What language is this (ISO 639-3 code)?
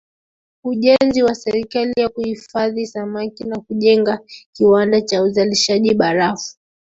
swa